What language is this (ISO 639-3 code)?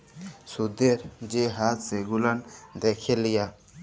ben